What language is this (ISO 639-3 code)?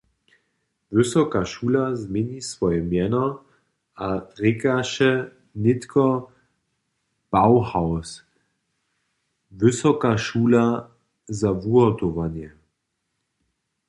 hsb